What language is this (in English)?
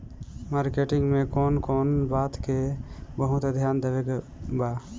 Bhojpuri